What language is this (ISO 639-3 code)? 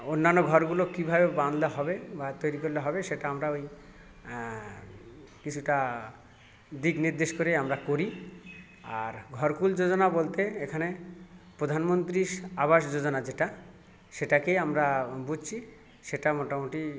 ben